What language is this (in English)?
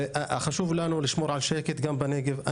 Hebrew